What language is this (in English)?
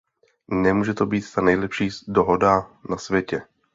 Czech